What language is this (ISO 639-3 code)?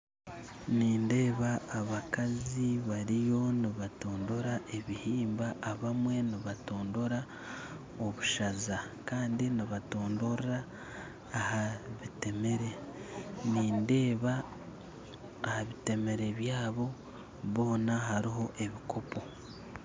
nyn